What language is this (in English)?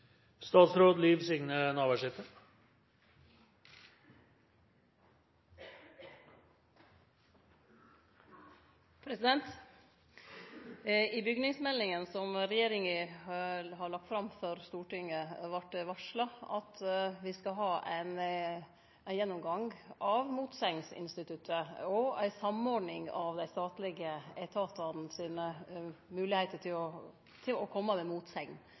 Norwegian Nynorsk